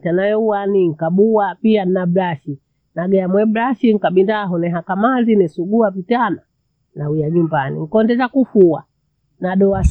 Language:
Bondei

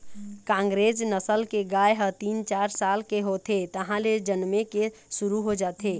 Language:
Chhattisgarhi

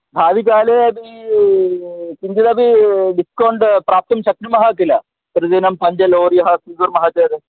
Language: Sanskrit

